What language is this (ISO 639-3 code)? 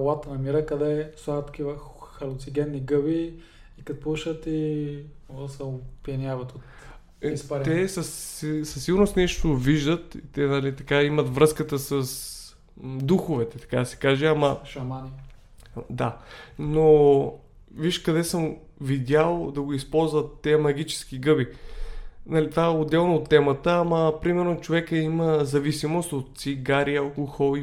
bul